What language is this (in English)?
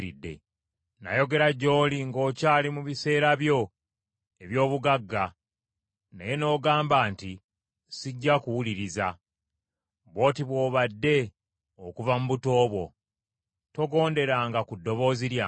Ganda